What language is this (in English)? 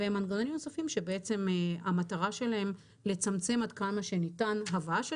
Hebrew